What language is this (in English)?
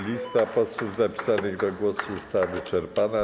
Polish